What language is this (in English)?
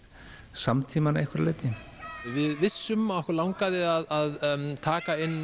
Icelandic